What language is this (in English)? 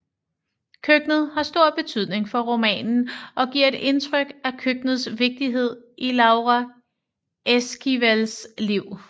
Danish